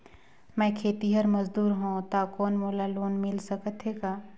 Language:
Chhattisgarhi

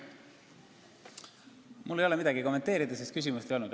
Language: Estonian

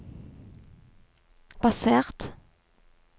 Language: Norwegian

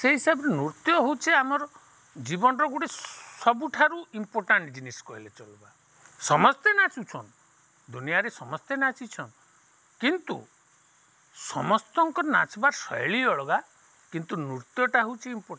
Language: Odia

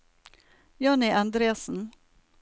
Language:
Norwegian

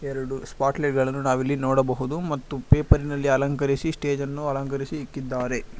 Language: Kannada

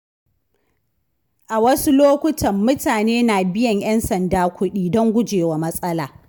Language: Hausa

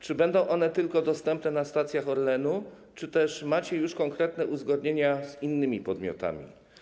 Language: Polish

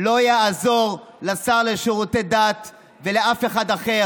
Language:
Hebrew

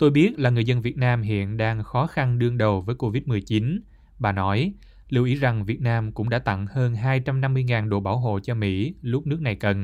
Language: Vietnamese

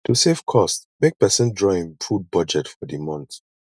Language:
Nigerian Pidgin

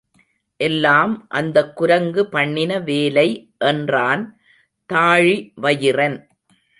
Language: Tamil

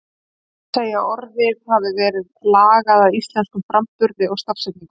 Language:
Icelandic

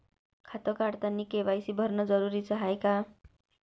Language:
Marathi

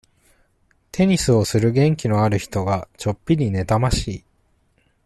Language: Japanese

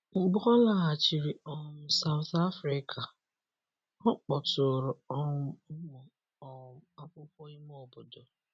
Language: Igbo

